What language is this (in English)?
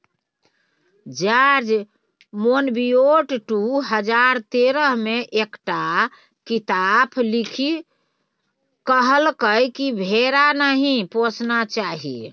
Maithili